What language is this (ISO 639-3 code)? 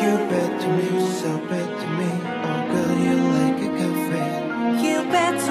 zho